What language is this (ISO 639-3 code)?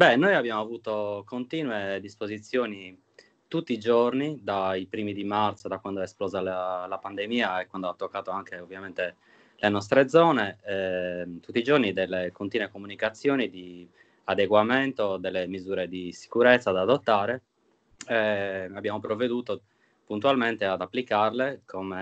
ita